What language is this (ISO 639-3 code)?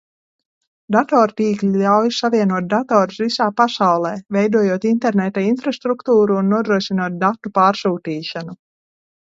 lav